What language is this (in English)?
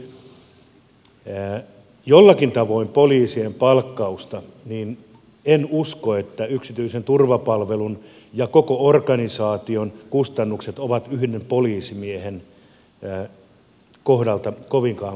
Finnish